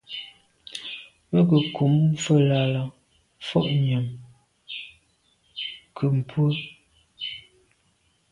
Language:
Medumba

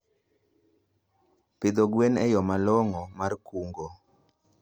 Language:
Luo (Kenya and Tanzania)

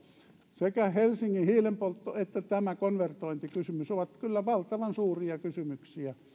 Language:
Finnish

